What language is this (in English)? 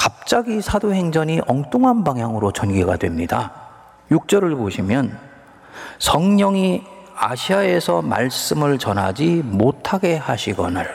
Korean